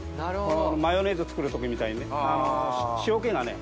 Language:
Japanese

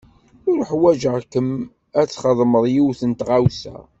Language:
Kabyle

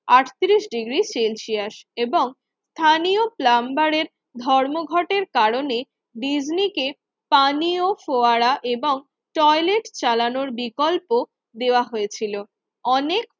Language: Bangla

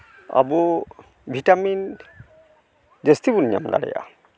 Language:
Santali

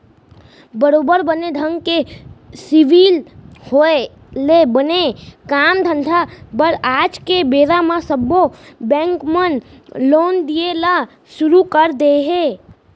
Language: Chhattisgarhi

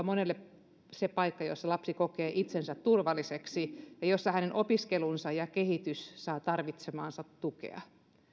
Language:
Finnish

